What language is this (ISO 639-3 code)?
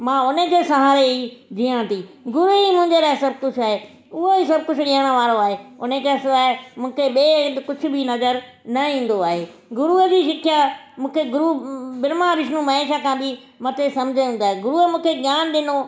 snd